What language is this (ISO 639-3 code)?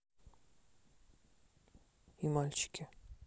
rus